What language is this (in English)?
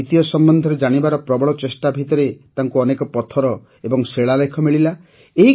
Odia